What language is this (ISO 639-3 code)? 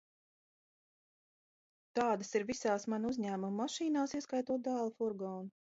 lav